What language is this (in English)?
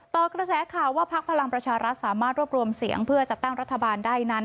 Thai